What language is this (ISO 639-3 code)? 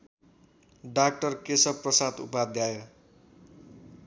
nep